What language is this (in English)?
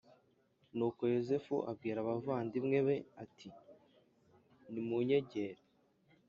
Kinyarwanda